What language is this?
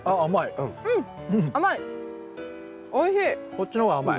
Japanese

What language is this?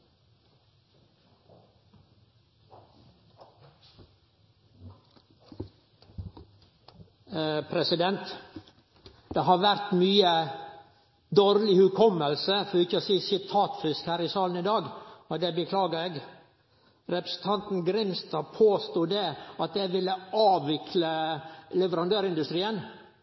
Norwegian Nynorsk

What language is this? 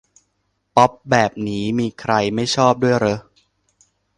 Thai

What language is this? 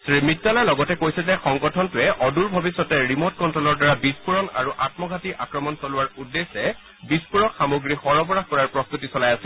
Assamese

